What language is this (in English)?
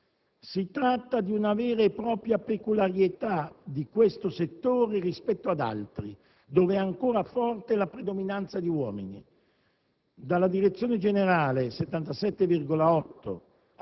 Italian